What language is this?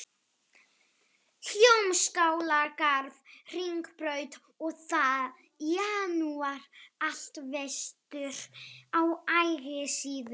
Icelandic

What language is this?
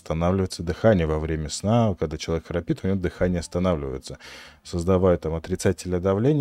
Russian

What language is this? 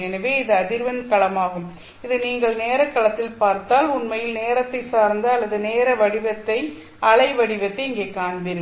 Tamil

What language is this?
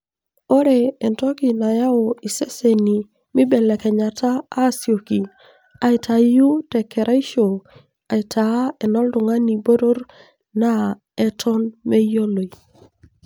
Masai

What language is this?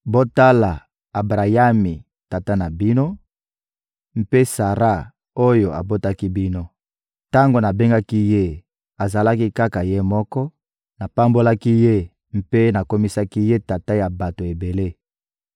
Lingala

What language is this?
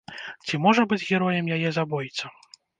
Belarusian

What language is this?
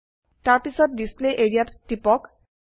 Assamese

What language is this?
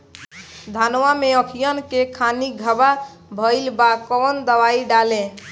Bhojpuri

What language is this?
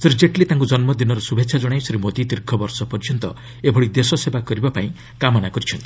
Odia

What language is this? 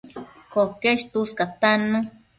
Matsés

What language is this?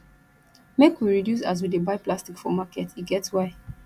Nigerian Pidgin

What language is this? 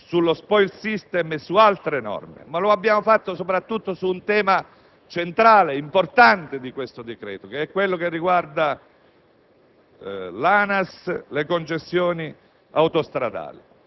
Italian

